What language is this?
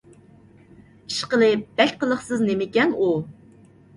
Uyghur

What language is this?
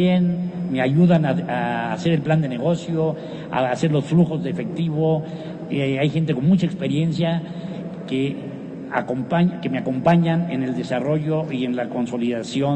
Spanish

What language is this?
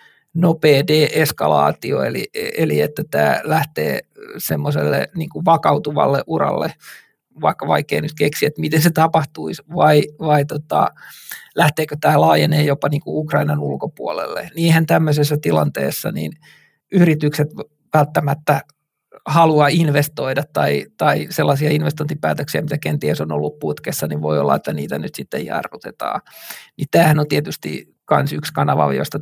Finnish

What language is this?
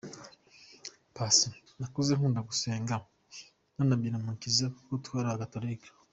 Kinyarwanda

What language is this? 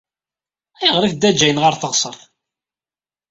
Kabyle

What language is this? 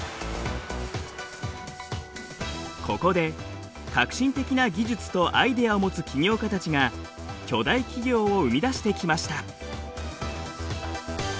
Japanese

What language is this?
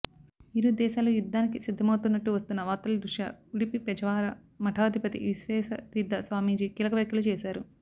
Telugu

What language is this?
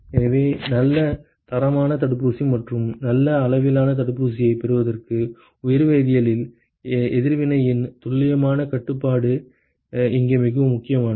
Tamil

